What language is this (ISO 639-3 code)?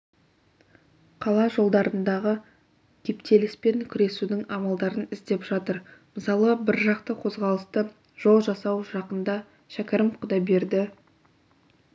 kaz